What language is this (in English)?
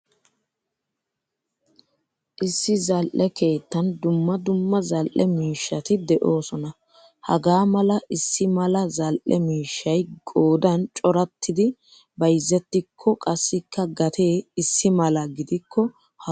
Wolaytta